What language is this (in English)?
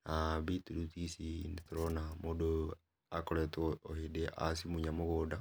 Kikuyu